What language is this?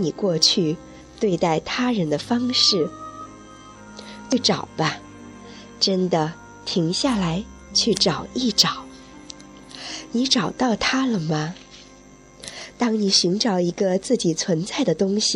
Chinese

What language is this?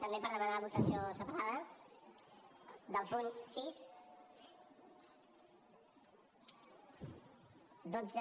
Catalan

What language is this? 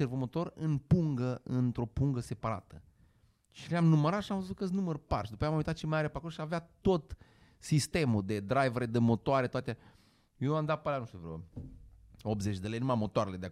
Romanian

